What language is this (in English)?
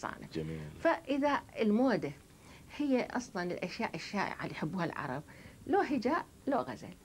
Arabic